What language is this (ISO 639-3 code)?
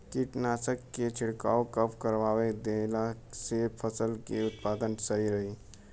bho